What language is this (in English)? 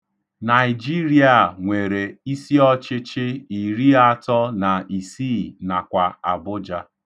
Igbo